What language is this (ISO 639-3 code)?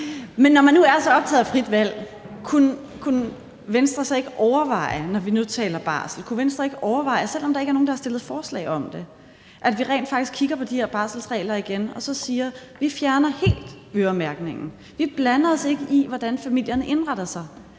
dan